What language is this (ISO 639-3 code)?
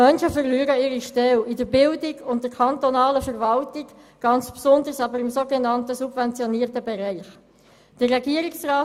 gsw